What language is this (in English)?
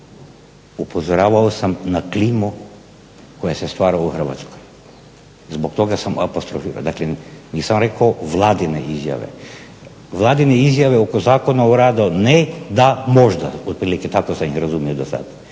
Croatian